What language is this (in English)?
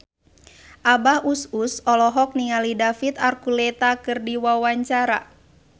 Sundanese